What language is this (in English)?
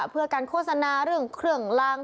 Thai